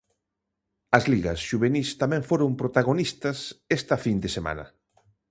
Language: Galician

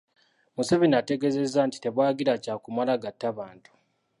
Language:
Ganda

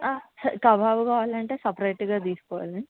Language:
Telugu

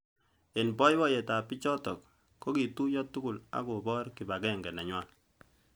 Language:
Kalenjin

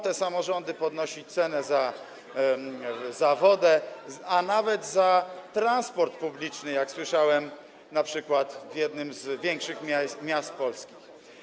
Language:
Polish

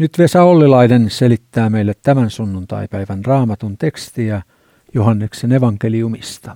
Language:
Finnish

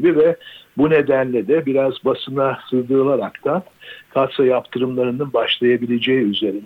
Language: Turkish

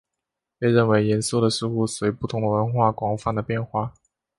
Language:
Chinese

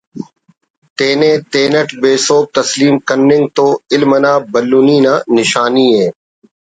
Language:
Brahui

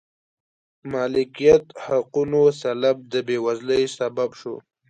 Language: Pashto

